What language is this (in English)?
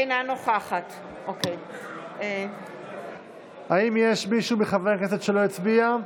Hebrew